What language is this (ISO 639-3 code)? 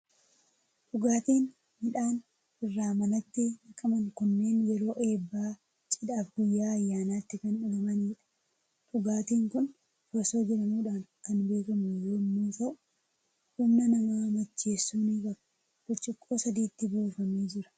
orm